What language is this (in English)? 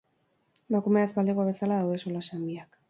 Basque